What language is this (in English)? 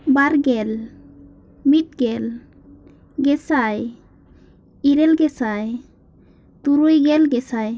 Santali